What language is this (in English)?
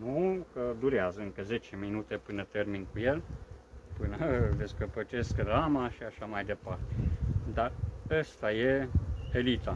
Romanian